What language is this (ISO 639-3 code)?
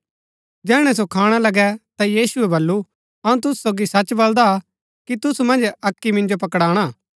gbk